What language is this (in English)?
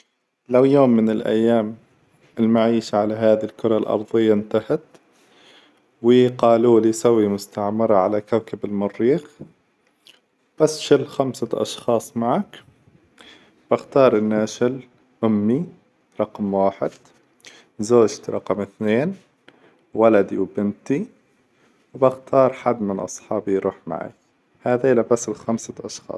Hijazi Arabic